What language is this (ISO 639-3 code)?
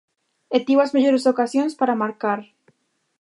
glg